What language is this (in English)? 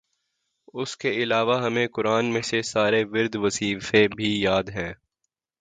Urdu